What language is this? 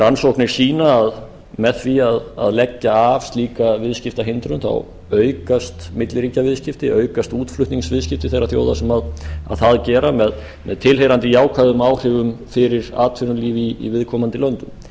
Icelandic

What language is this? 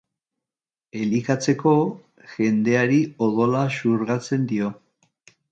Basque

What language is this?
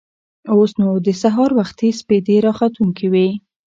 Pashto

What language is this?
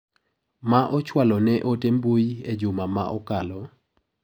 Luo (Kenya and Tanzania)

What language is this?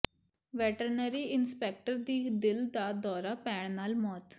Punjabi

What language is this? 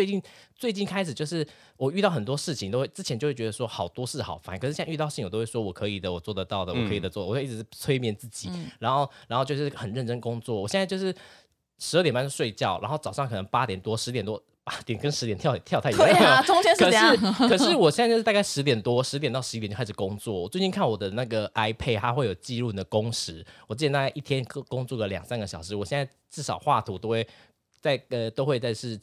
Chinese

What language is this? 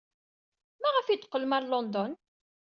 Kabyle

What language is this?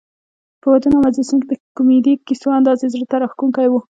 Pashto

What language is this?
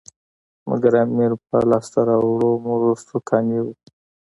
Pashto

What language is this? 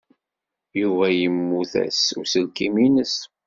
Kabyle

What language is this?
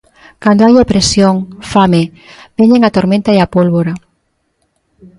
Galician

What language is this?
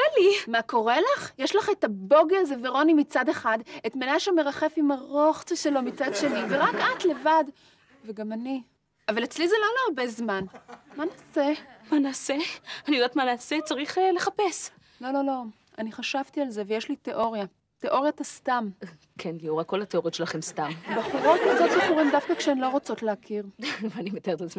Hebrew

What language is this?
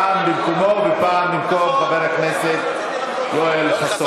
Hebrew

